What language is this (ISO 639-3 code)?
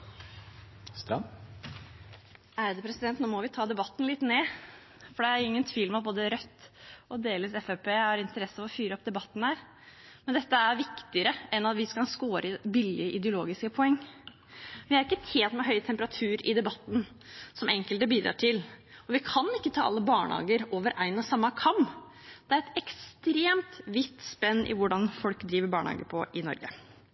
nob